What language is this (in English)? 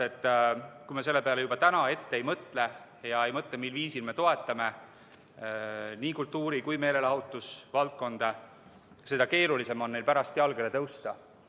Estonian